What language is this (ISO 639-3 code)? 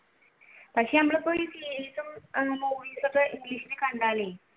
mal